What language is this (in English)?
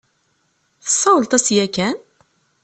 Kabyle